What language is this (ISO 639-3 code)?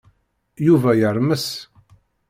kab